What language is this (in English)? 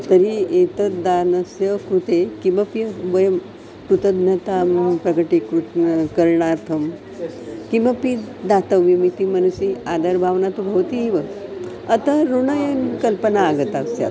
Sanskrit